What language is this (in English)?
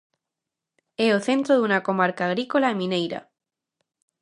Galician